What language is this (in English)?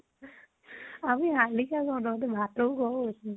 Assamese